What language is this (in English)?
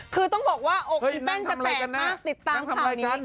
Thai